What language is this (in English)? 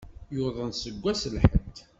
Kabyle